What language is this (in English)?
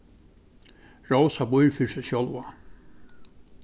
Faroese